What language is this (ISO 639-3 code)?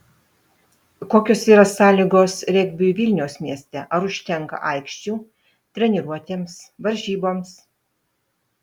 lit